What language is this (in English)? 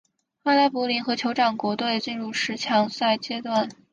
Chinese